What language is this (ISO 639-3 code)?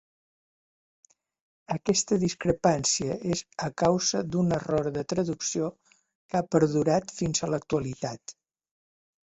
cat